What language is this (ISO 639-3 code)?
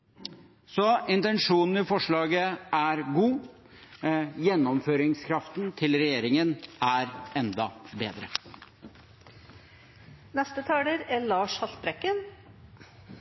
nob